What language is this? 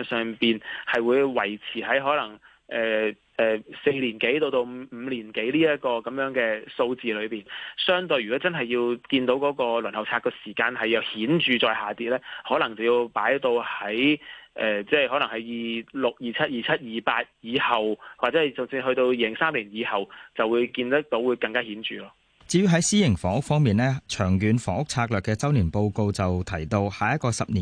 Chinese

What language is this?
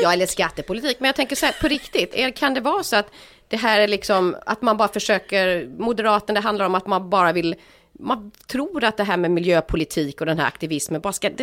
Swedish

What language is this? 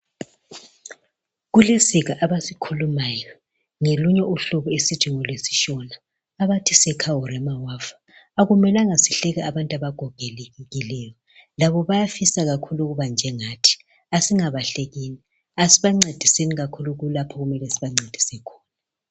North Ndebele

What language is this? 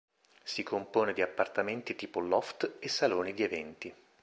Italian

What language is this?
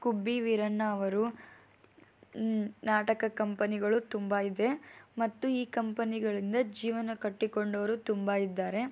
Kannada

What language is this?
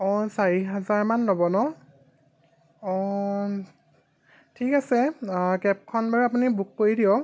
Assamese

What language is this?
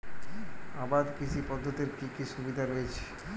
Bangla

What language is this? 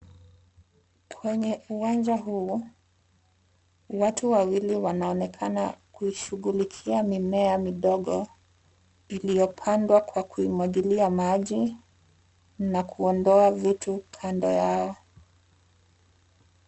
Swahili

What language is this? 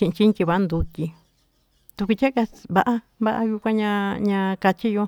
Tututepec Mixtec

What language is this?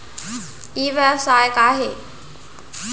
Chhattisgarhi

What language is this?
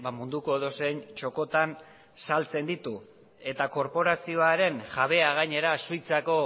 Basque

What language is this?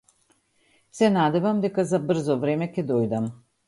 Macedonian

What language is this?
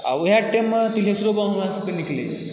Maithili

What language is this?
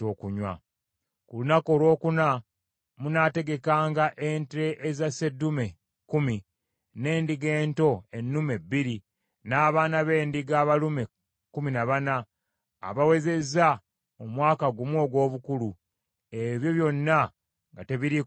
Ganda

